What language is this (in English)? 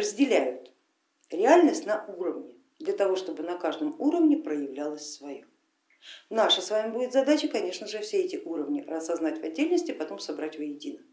Russian